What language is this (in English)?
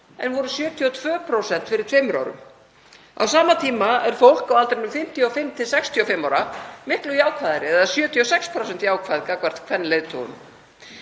Icelandic